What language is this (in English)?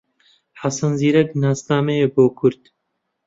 Central Kurdish